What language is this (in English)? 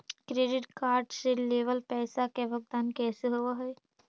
Magahi